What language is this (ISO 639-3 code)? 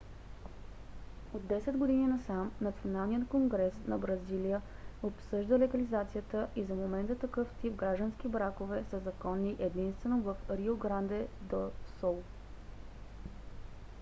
bul